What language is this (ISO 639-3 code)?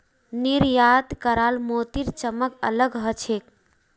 mag